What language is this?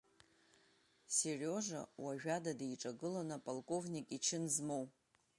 Abkhazian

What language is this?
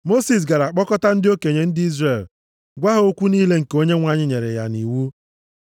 Igbo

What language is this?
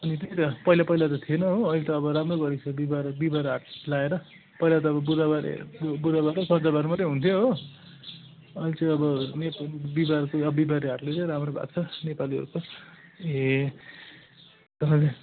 Nepali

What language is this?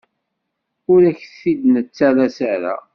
Kabyle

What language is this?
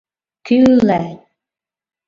Mari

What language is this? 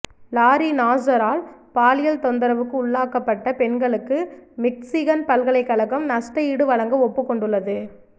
Tamil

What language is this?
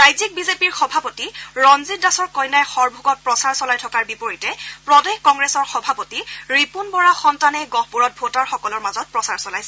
Assamese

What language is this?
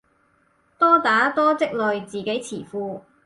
Cantonese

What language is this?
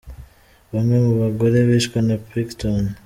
Kinyarwanda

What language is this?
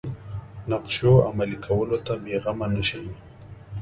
Pashto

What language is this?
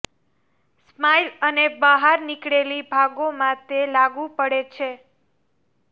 Gujarati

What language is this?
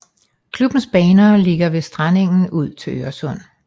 Danish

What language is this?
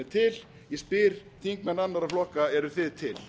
Icelandic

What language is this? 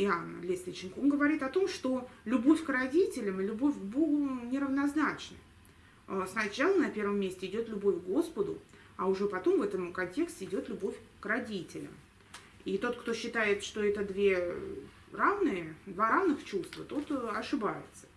Russian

